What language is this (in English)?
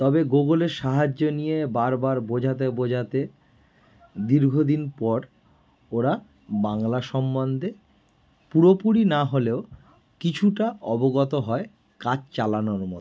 Bangla